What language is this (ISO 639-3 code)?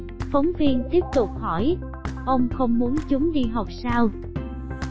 vie